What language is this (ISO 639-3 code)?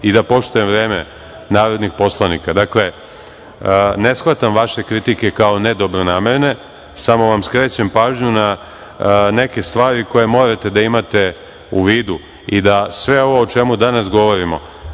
srp